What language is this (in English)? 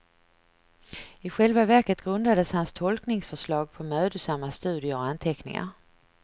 Swedish